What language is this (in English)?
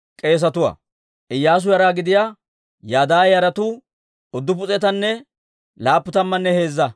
Dawro